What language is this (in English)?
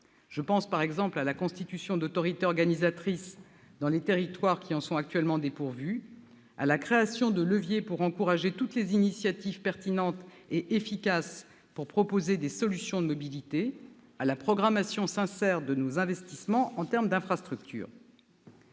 French